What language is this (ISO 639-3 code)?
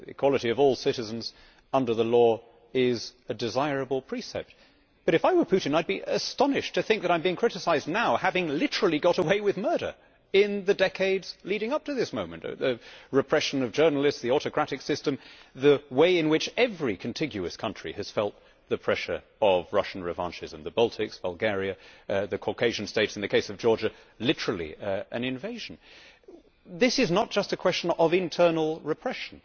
eng